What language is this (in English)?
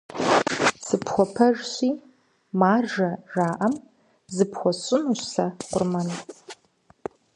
Kabardian